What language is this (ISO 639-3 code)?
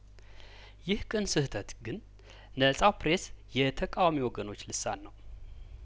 amh